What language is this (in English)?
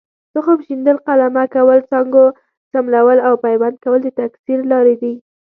Pashto